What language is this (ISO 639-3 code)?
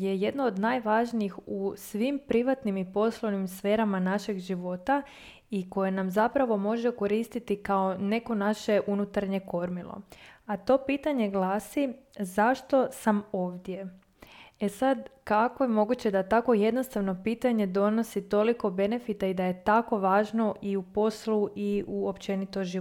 hrv